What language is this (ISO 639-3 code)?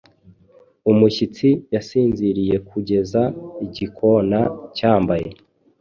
kin